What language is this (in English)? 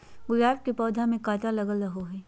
Magahi